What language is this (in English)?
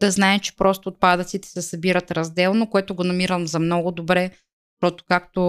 Bulgarian